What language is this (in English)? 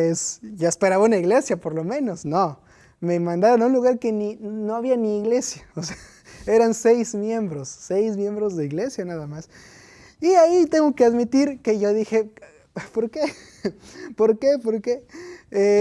Spanish